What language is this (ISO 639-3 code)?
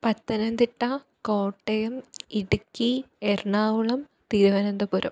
mal